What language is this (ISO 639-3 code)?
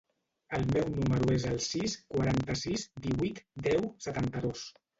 cat